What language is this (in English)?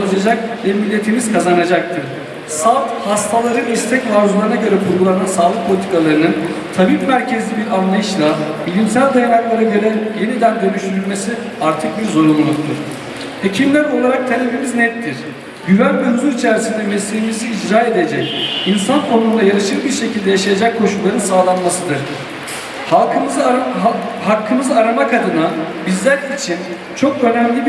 Turkish